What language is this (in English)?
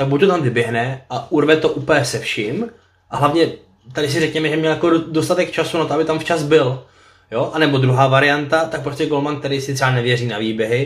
Czech